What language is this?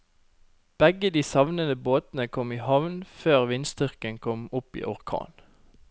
Norwegian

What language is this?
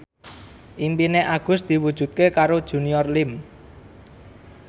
Javanese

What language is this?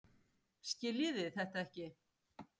Icelandic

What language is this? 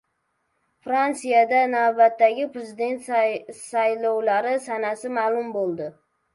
Uzbek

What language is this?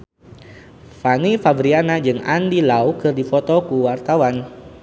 Sundanese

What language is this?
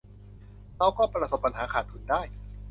Thai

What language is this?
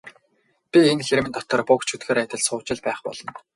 Mongolian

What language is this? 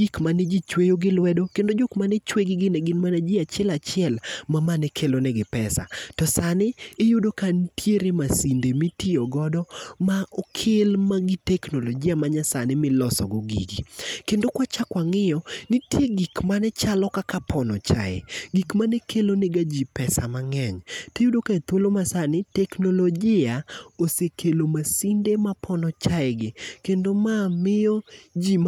Luo (Kenya and Tanzania)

